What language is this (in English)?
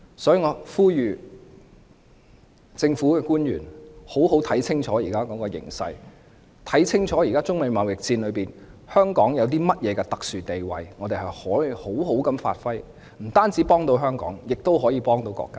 Cantonese